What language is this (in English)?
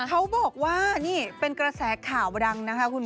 Thai